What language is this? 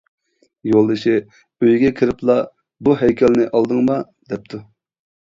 Uyghur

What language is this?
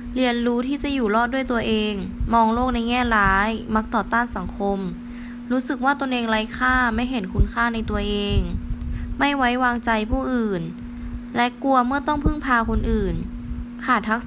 Thai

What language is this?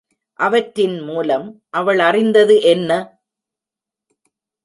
Tamil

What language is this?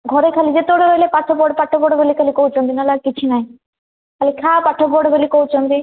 Odia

